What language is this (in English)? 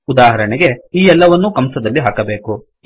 Kannada